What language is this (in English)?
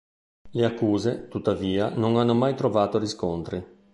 Italian